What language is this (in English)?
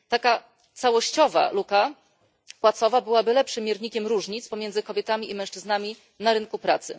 Polish